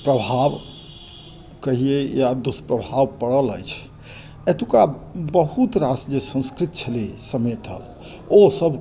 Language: Maithili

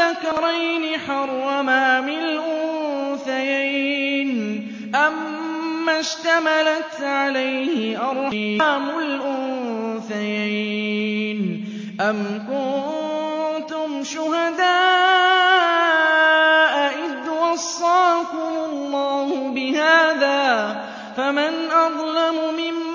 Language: Arabic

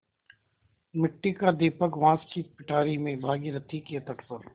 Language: Hindi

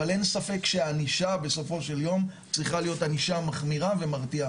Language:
Hebrew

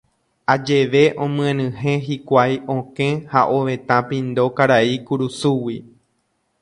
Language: Guarani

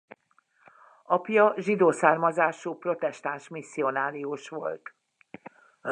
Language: Hungarian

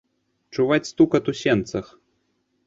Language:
Belarusian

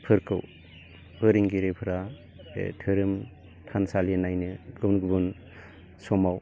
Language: Bodo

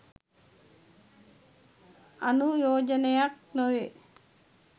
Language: Sinhala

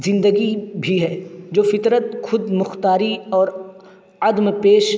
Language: Urdu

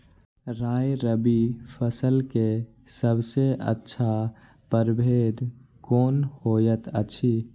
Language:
Maithili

